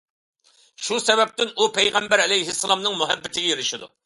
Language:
Uyghur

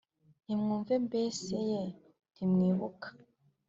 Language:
Kinyarwanda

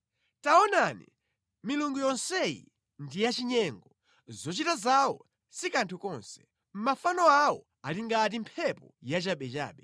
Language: Nyanja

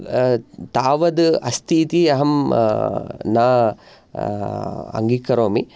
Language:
Sanskrit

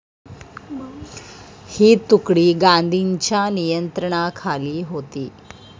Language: Marathi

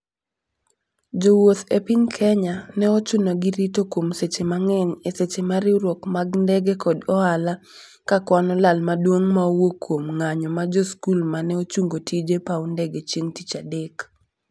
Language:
Luo (Kenya and Tanzania)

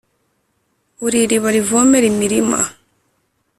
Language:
Kinyarwanda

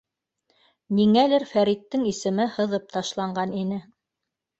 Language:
Bashkir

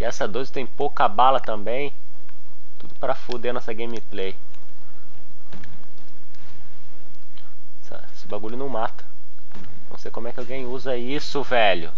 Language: Portuguese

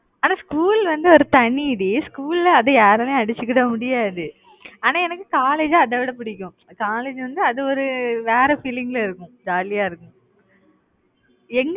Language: Tamil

